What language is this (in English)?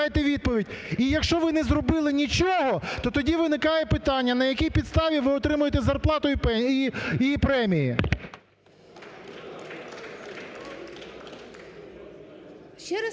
Ukrainian